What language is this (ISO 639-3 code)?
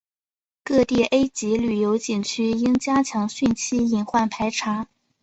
zho